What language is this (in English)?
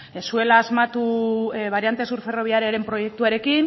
Basque